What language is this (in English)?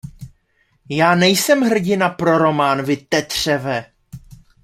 Czech